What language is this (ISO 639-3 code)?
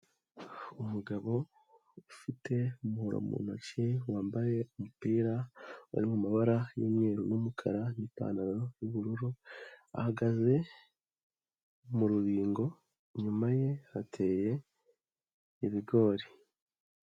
kin